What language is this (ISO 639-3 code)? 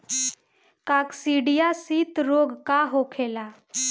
bho